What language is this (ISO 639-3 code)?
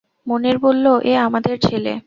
ben